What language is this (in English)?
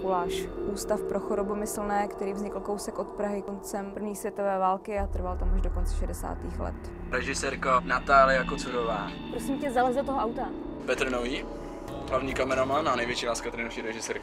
Czech